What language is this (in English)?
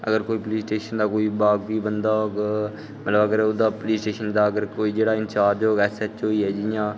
Dogri